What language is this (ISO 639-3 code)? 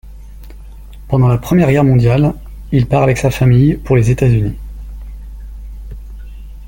fra